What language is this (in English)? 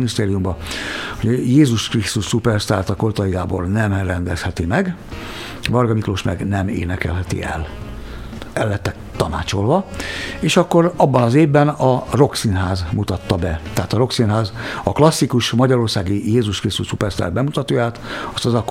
Hungarian